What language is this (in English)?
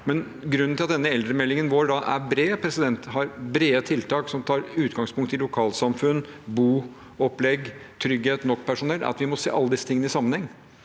Norwegian